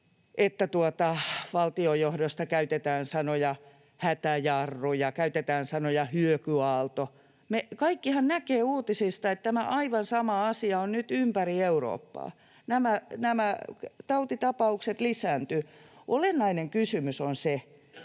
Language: Finnish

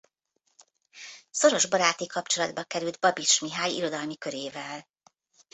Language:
Hungarian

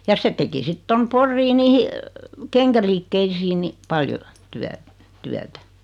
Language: Finnish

